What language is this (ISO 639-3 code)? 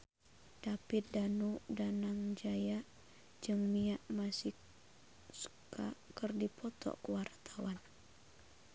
sun